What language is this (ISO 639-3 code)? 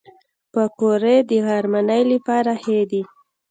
pus